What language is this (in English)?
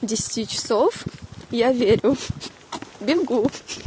Russian